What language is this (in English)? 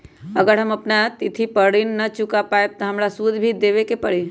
Magahi